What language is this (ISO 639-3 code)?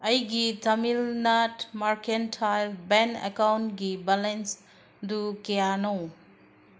mni